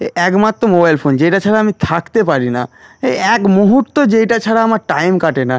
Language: Bangla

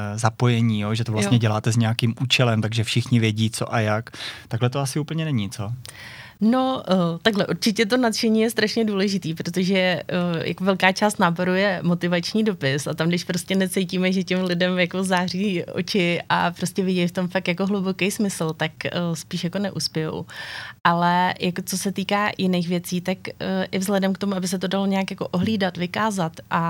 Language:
Czech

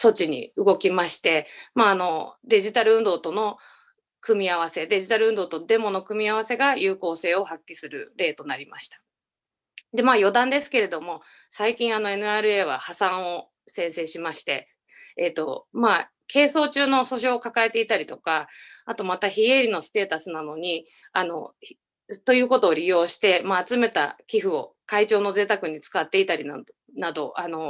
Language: Japanese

